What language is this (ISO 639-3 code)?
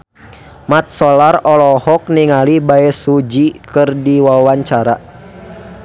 sun